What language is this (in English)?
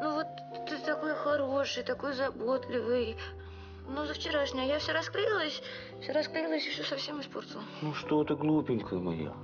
Russian